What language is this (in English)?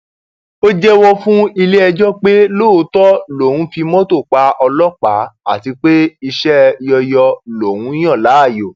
Yoruba